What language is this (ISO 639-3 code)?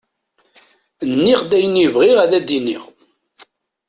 kab